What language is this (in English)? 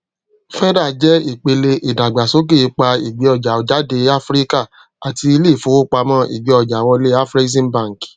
Yoruba